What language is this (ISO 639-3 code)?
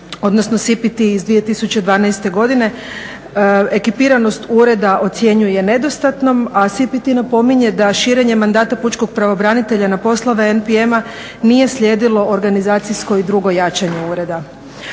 hrv